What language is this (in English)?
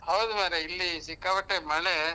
Kannada